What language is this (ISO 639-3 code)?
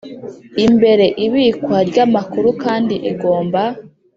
kin